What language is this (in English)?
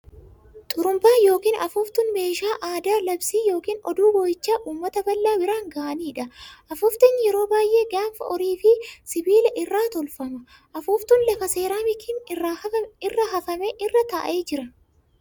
Oromo